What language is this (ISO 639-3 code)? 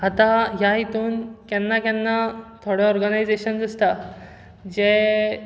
kok